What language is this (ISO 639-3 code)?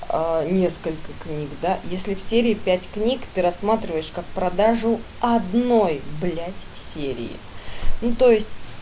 rus